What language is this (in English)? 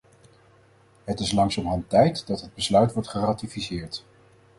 Dutch